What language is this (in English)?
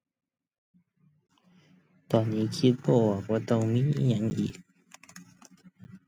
Thai